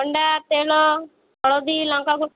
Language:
Odia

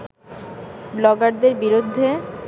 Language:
Bangla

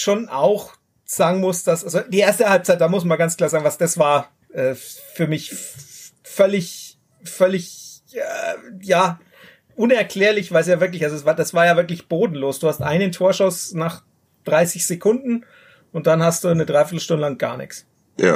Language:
German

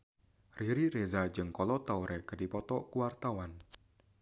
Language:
Sundanese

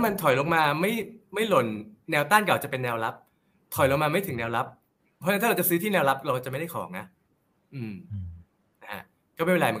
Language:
Thai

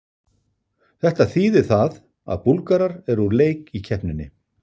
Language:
Icelandic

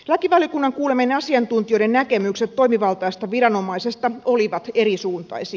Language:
Finnish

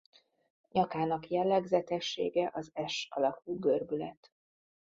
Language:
Hungarian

